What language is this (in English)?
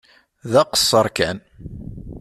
Kabyle